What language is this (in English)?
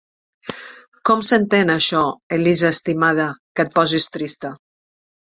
Catalan